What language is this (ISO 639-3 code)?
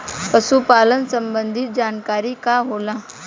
bho